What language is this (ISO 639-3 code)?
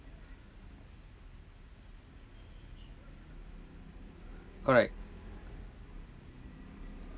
eng